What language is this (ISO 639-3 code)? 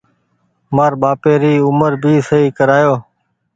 gig